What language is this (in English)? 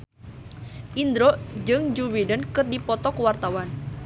Sundanese